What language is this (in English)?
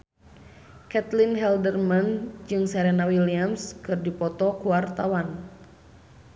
Sundanese